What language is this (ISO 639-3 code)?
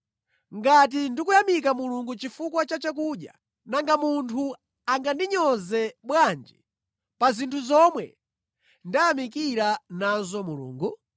nya